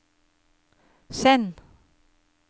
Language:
Norwegian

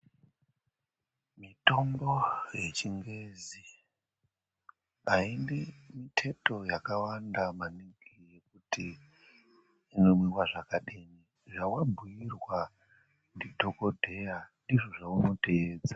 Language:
Ndau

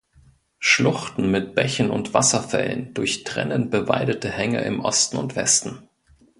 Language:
German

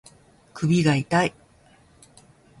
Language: Japanese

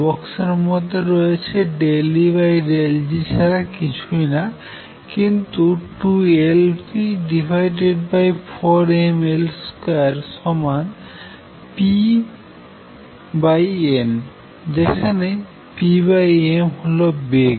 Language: Bangla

